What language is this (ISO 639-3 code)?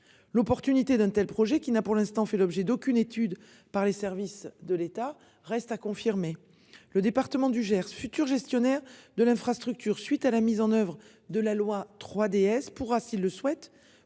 fra